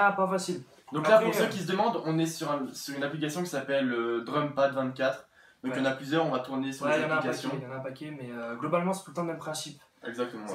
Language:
French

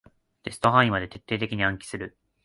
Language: Japanese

